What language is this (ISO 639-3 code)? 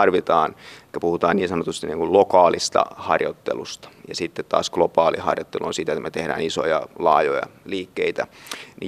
fin